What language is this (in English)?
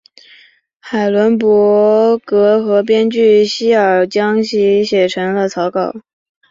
Chinese